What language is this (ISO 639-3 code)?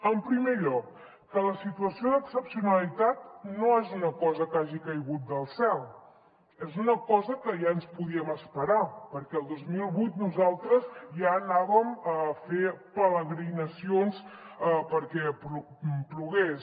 cat